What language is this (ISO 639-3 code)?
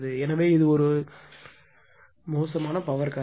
tam